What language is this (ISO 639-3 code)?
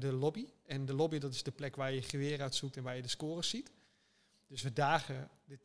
nld